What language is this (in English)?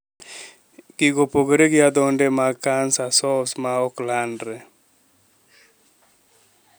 Luo (Kenya and Tanzania)